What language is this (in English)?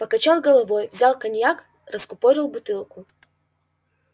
Russian